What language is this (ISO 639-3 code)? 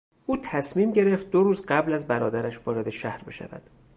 fas